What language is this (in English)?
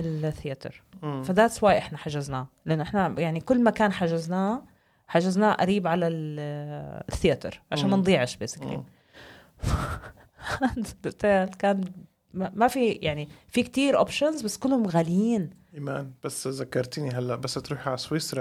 Arabic